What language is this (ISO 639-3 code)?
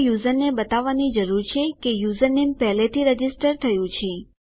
guj